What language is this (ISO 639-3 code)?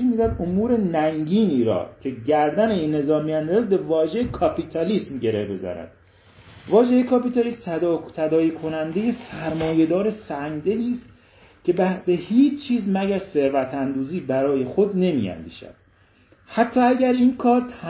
fas